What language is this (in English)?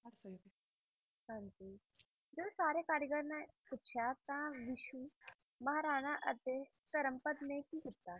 Punjabi